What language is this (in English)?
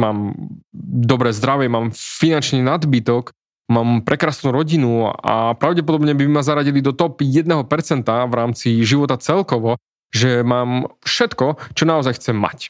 Slovak